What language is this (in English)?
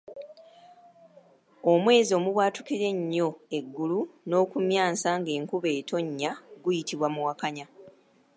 Ganda